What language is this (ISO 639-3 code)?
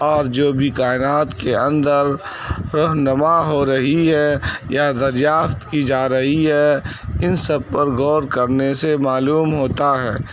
urd